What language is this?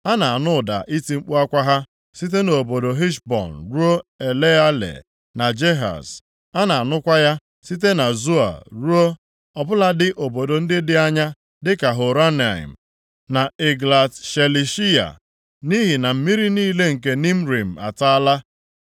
Igbo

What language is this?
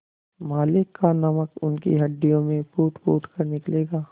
Hindi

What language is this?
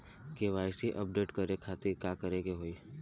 Bhojpuri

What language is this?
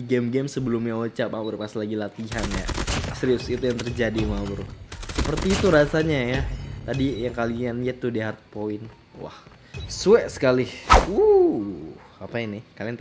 Indonesian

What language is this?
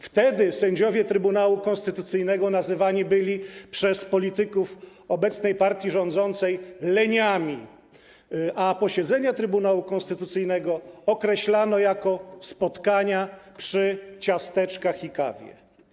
Polish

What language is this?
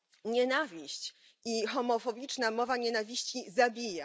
Polish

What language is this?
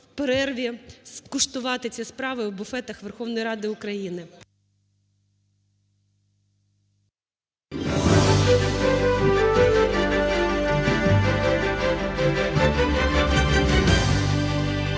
Ukrainian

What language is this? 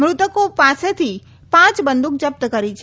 Gujarati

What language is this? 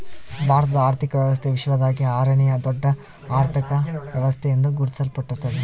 Kannada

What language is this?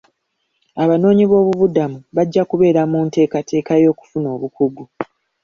Ganda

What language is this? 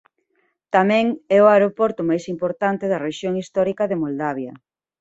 Galician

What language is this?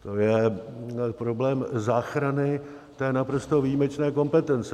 Czech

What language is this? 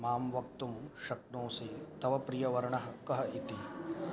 Sanskrit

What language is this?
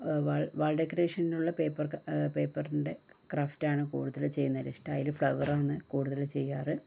Malayalam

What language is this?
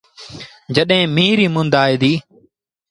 Sindhi Bhil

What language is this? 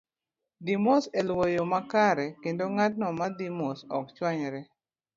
Luo (Kenya and Tanzania)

